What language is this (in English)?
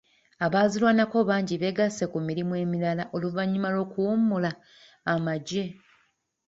Ganda